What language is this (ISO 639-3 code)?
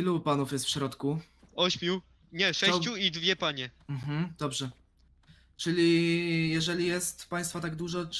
pol